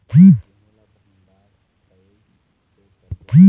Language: Chhattisgarhi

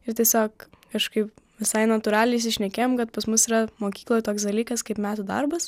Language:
Lithuanian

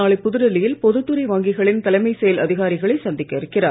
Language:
Tamil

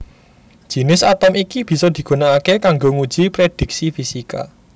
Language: Javanese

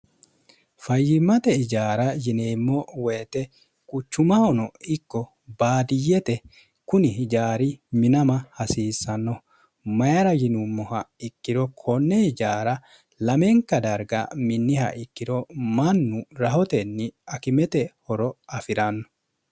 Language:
Sidamo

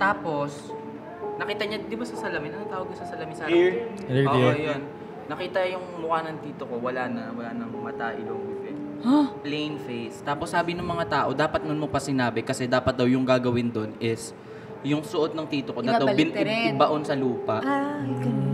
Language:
Filipino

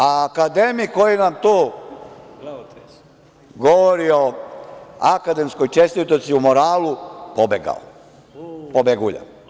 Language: Serbian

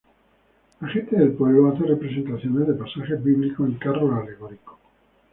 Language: Spanish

